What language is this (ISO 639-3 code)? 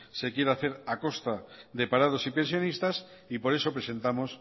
spa